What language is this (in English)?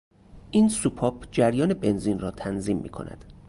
Persian